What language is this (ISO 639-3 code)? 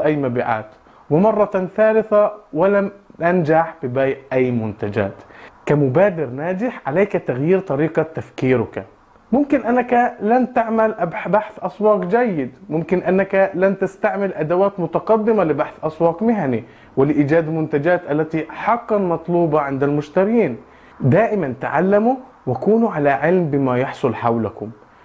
ara